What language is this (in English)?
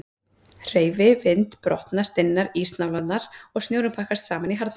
Icelandic